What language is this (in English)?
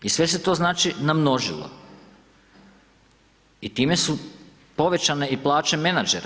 Croatian